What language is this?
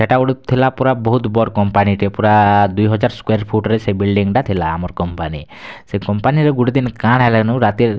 Odia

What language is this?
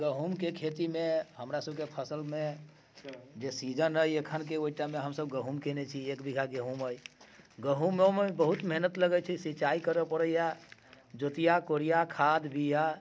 Maithili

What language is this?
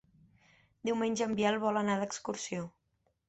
Catalan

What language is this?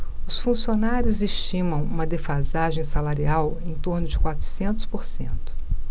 Portuguese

